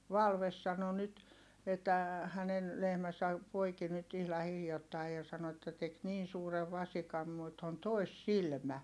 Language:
Finnish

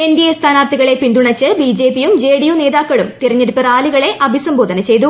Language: Malayalam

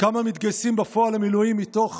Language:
Hebrew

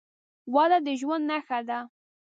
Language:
Pashto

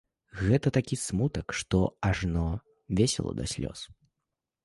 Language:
Belarusian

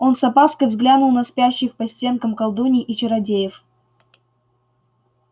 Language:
Russian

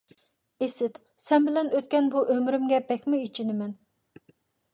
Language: Uyghur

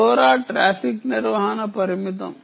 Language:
Telugu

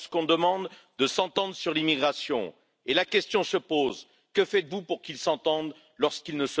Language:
Spanish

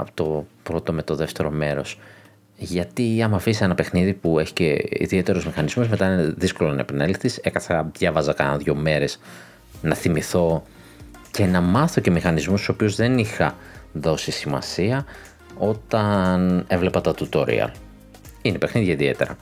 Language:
Greek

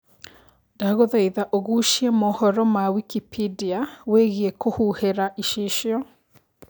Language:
Kikuyu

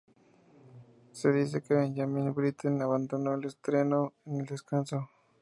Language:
Spanish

